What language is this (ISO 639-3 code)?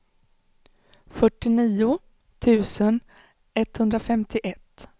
swe